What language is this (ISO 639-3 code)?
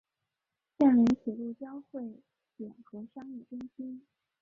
zho